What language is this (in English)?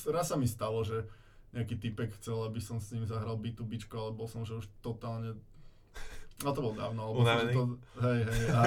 Slovak